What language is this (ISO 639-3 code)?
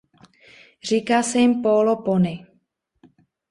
ces